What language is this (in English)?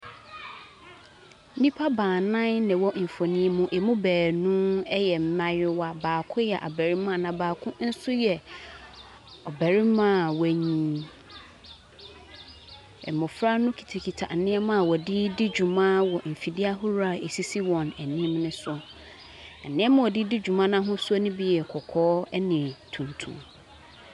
Akan